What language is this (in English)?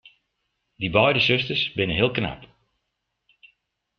Western Frisian